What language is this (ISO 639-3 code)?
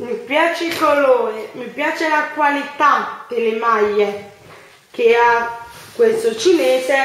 ita